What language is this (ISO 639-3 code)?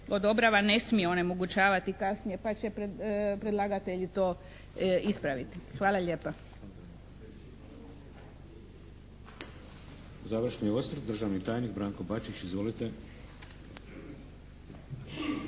hrv